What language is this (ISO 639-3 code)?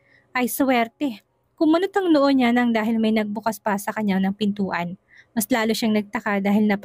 fil